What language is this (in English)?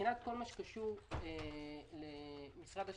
Hebrew